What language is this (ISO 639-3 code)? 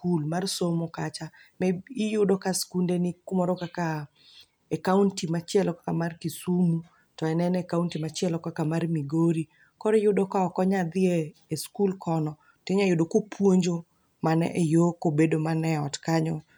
luo